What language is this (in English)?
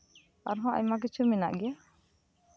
Santali